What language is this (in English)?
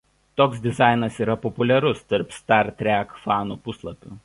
Lithuanian